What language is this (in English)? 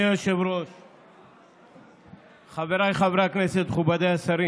Hebrew